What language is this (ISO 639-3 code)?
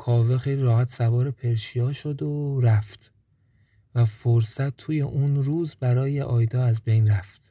fas